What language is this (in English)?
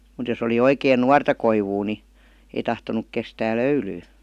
Finnish